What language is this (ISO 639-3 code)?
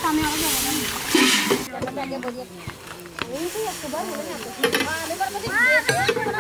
ara